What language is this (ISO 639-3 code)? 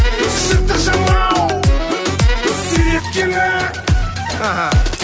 kaz